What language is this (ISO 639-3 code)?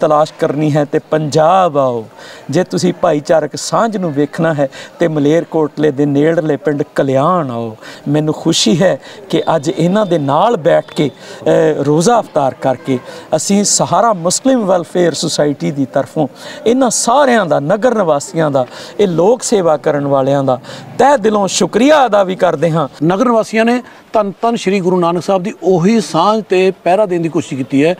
pan